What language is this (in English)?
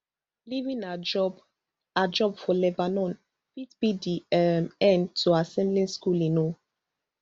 Nigerian Pidgin